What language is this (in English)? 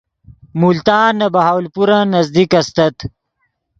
Yidgha